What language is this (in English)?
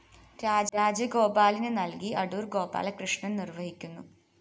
Malayalam